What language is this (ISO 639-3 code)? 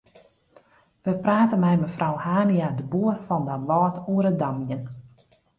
fry